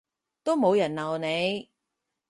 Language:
Cantonese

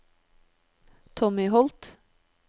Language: Norwegian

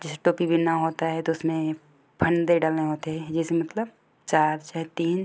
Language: Hindi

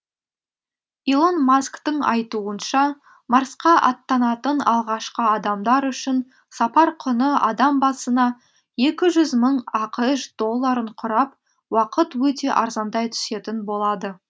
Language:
Kazakh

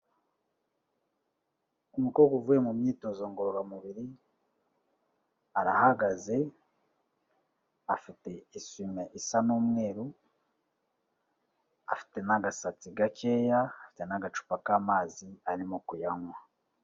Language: Kinyarwanda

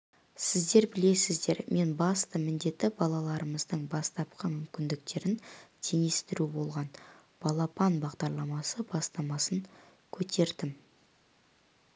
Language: Kazakh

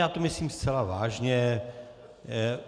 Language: Czech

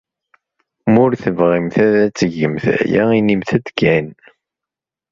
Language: Kabyle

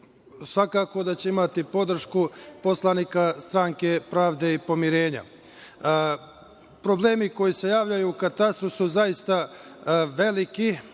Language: Serbian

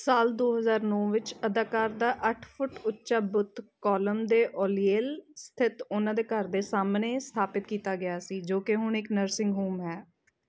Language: Punjabi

